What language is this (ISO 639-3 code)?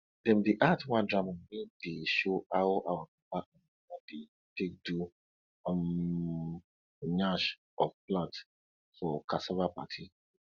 pcm